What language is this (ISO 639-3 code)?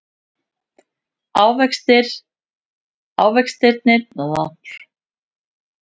isl